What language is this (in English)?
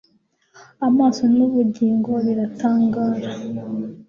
Kinyarwanda